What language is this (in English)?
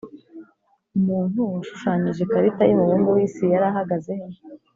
Kinyarwanda